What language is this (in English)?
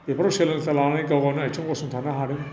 Bodo